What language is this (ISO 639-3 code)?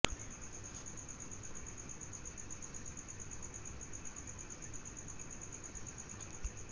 san